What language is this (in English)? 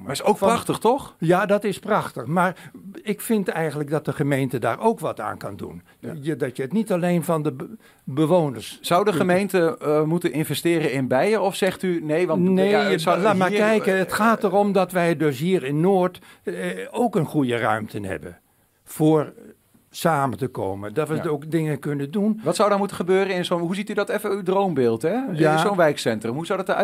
Dutch